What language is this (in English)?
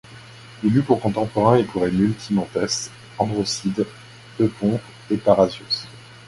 French